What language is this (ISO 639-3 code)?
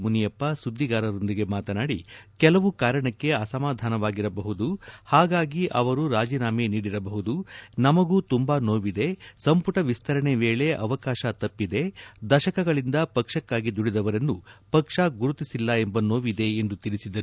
kan